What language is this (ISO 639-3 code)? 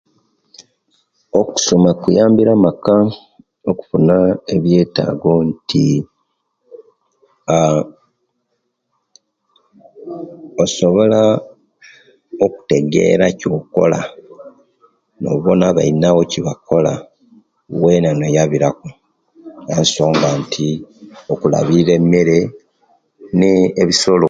lke